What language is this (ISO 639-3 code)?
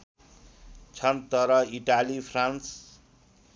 nep